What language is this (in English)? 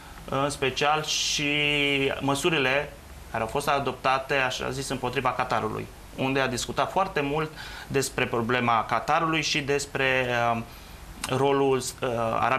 Romanian